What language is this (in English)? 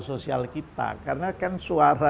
Indonesian